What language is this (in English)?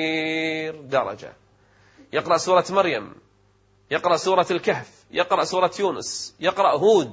Arabic